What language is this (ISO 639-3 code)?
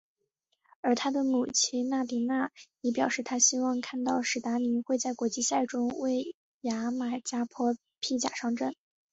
zho